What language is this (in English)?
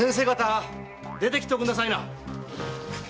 Japanese